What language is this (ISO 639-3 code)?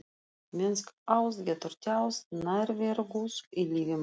isl